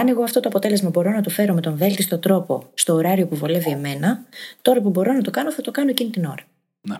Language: Greek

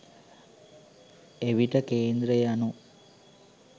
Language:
Sinhala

